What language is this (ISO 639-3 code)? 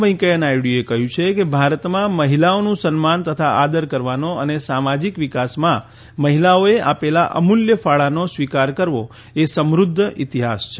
guj